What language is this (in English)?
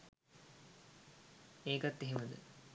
Sinhala